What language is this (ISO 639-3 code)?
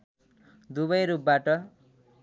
nep